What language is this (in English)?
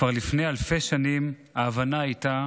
Hebrew